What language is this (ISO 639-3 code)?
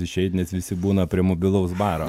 lit